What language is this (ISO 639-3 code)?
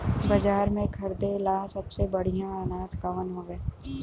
bho